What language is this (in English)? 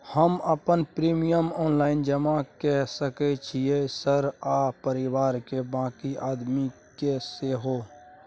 Maithili